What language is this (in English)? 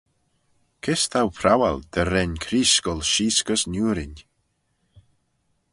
Manx